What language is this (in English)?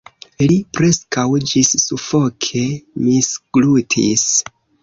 Esperanto